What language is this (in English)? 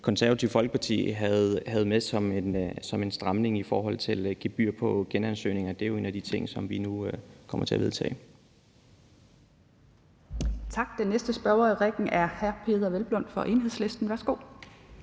Danish